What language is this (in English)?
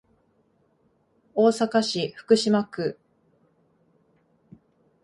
Japanese